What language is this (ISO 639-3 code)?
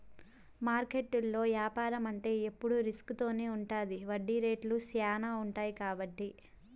tel